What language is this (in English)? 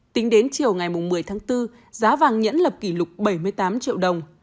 Vietnamese